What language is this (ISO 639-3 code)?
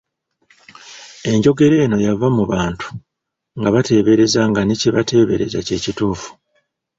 lug